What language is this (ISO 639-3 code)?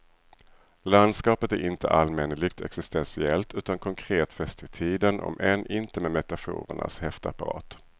swe